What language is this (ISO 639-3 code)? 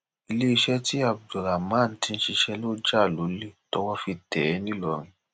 yor